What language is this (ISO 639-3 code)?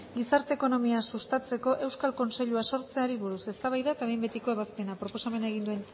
eus